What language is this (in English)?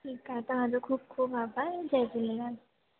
Sindhi